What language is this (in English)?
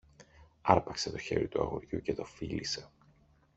Greek